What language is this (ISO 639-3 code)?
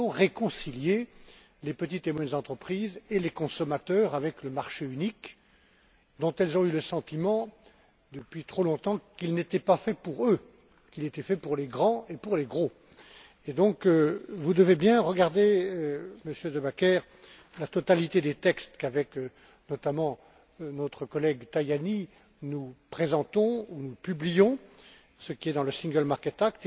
fra